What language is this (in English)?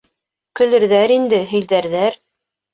Bashkir